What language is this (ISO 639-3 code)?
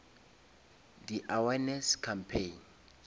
nso